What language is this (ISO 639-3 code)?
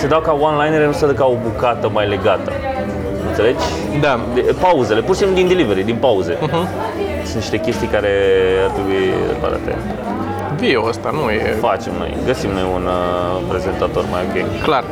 ron